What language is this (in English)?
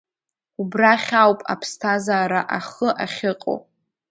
Abkhazian